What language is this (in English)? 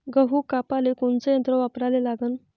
Marathi